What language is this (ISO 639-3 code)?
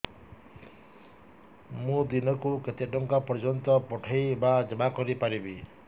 ori